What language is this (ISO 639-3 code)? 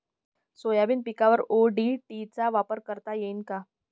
mar